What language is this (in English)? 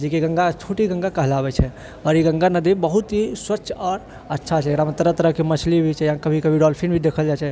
Maithili